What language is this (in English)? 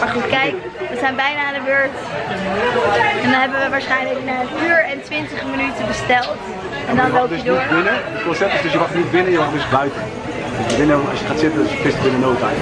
Dutch